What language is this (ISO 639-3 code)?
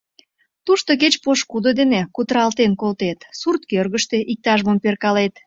chm